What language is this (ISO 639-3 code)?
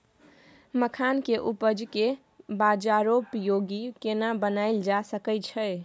mai